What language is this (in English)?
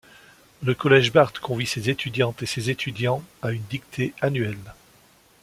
French